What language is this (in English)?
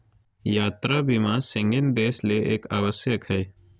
Magahi